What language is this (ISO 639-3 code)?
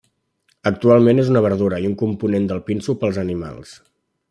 cat